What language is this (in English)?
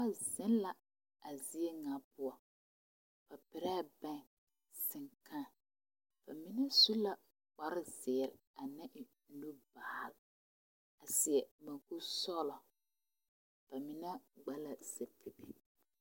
Southern Dagaare